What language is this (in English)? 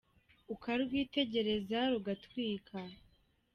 Kinyarwanda